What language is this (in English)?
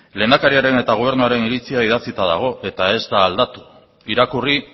Basque